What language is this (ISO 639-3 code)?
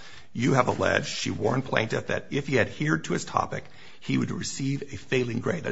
eng